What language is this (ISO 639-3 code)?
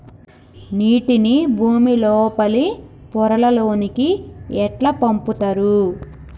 tel